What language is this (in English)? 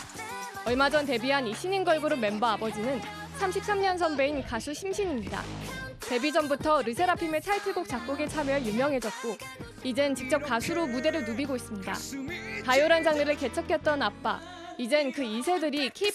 Korean